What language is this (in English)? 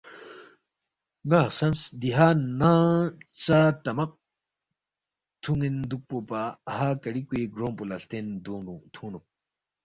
Balti